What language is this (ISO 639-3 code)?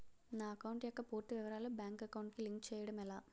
tel